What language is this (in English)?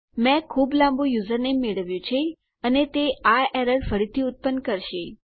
Gujarati